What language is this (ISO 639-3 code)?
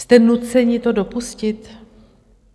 ces